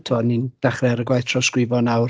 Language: Welsh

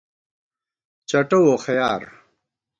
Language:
Gawar-Bati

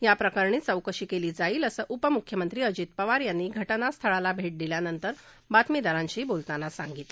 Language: Marathi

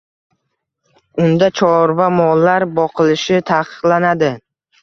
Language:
Uzbek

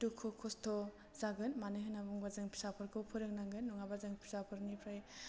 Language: Bodo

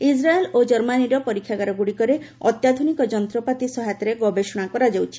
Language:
Odia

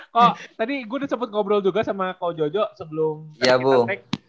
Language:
Indonesian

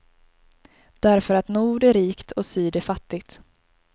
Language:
Swedish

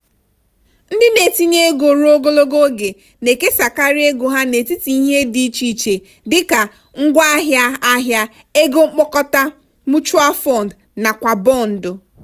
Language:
Igbo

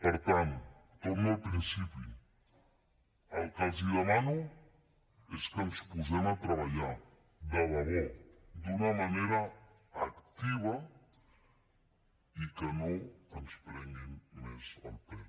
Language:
Catalan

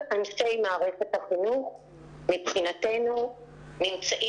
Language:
Hebrew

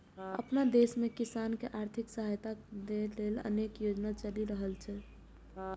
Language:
Maithili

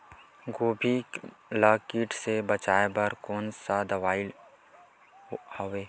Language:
Chhattisgarhi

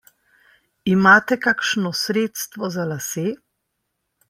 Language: Slovenian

